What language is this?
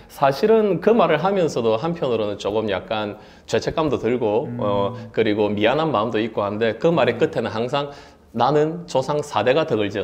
Korean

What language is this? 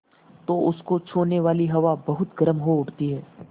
Hindi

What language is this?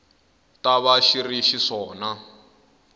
Tsonga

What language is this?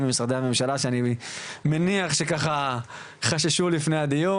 Hebrew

